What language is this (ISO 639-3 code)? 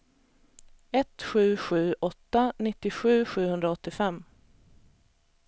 swe